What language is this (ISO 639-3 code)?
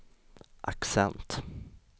swe